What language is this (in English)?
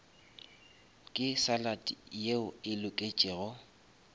Northern Sotho